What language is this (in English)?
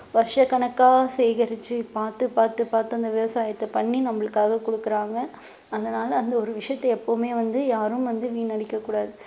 Tamil